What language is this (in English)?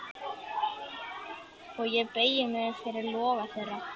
Icelandic